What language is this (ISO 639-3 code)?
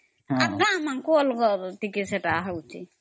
ori